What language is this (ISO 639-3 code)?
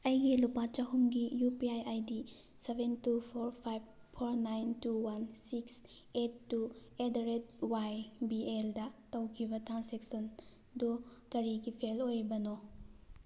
mni